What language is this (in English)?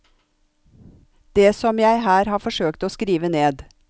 Norwegian